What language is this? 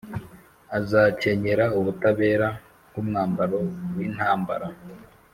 Kinyarwanda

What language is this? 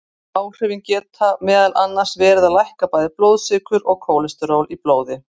Icelandic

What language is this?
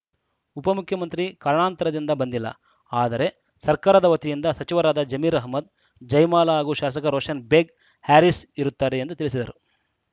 Kannada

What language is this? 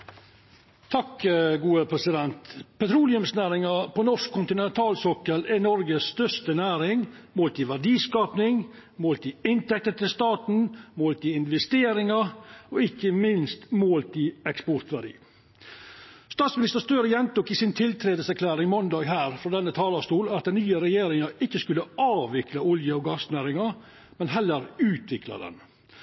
Norwegian Nynorsk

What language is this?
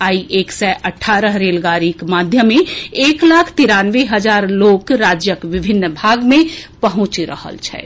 Maithili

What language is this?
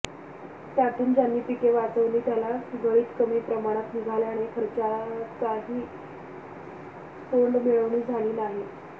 Marathi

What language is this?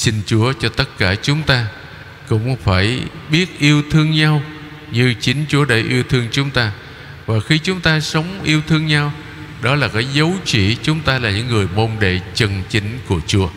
Vietnamese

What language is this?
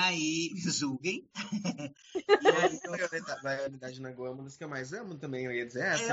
Portuguese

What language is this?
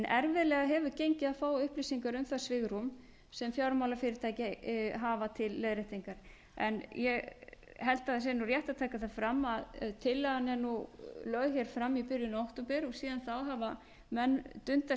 Icelandic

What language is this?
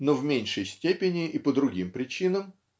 Russian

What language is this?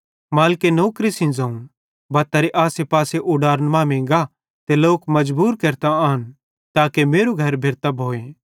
Bhadrawahi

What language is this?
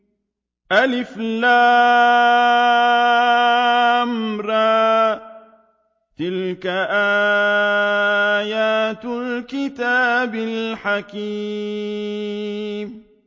Arabic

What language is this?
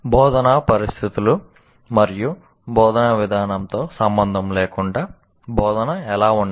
Telugu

